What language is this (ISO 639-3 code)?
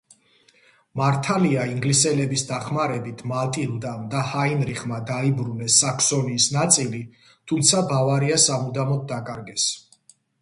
kat